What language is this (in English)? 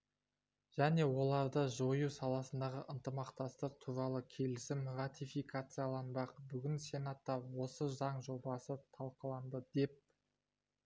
Kazakh